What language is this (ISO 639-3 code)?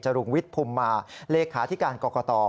tha